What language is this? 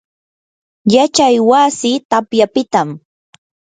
Yanahuanca Pasco Quechua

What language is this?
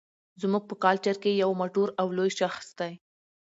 Pashto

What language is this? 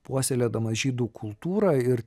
Lithuanian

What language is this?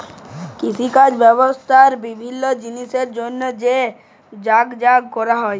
Bangla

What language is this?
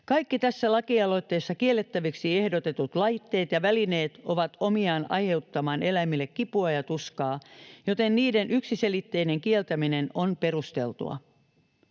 Finnish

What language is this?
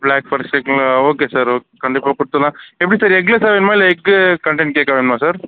Tamil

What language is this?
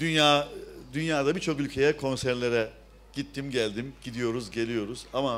Turkish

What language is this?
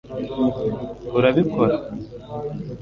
Kinyarwanda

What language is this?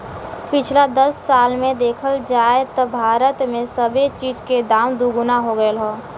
Bhojpuri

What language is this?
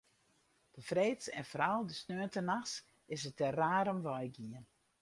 Western Frisian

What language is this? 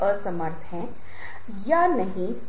Hindi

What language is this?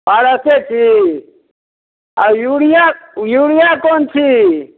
Maithili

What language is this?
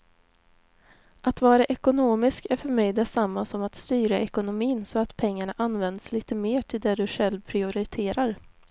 Swedish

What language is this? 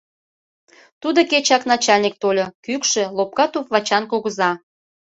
Mari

